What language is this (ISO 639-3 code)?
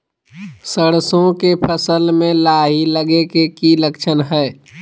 mag